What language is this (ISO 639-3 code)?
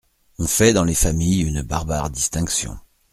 fra